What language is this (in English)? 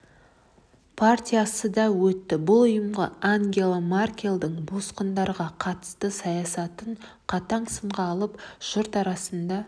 Kazakh